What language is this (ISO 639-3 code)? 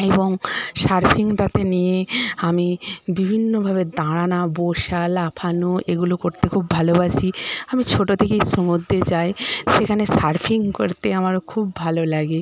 ben